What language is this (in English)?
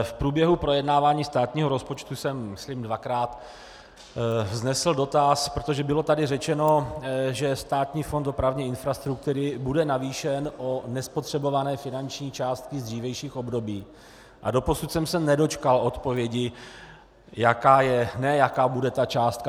Czech